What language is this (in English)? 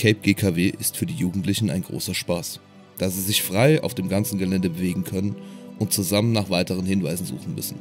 German